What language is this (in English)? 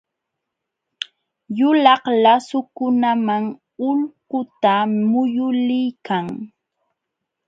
Jauja Wanca Quechua